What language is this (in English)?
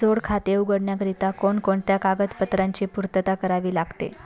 Marathi